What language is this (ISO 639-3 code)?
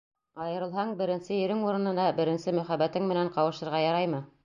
bak